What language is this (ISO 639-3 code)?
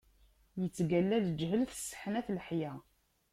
kab